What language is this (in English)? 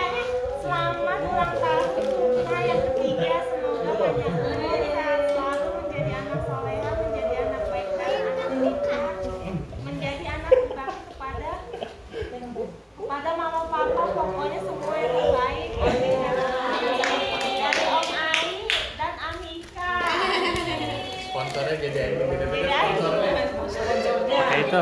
Indonesian